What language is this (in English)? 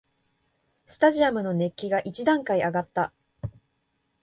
Japanese